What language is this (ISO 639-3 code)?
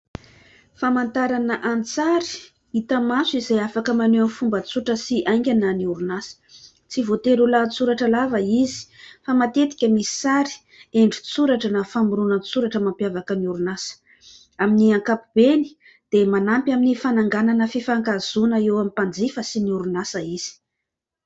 mlg